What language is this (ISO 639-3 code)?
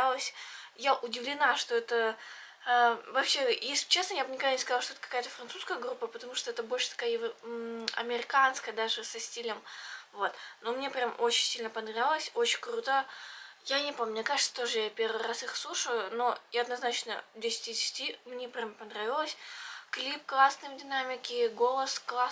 rus